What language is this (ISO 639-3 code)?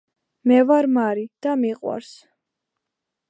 kat